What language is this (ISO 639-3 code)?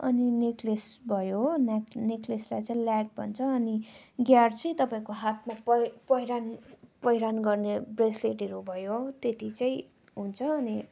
nep